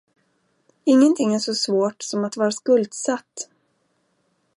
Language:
Swedish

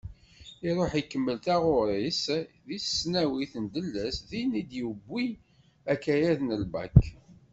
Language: Kabyle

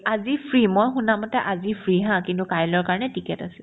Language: Assamese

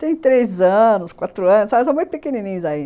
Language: Portuguese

